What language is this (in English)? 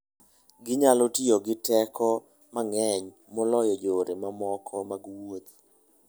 Luo (Kenya and Tanzania)